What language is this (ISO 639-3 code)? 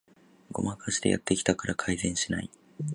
jpn